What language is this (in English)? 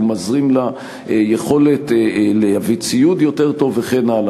Hebrew